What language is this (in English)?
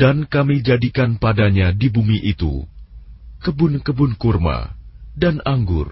Indonesian